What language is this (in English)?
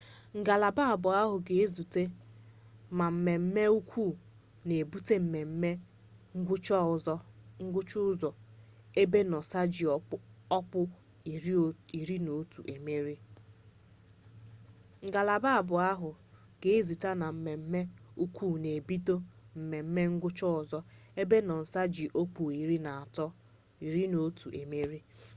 Igbo